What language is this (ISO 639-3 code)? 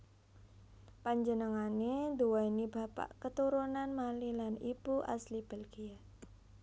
jav